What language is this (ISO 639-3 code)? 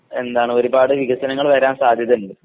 mal